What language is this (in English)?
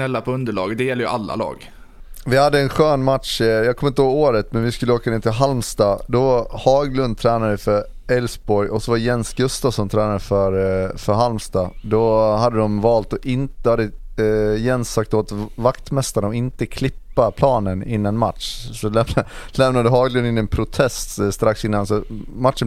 Swedish